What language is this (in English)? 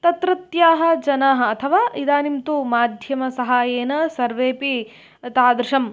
Sanskrit